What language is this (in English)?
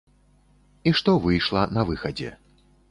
Belarusian